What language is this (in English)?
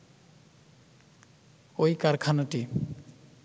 Bangla